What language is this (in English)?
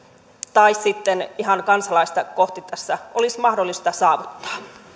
Finnish